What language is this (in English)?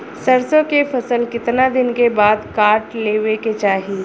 Bhojpuri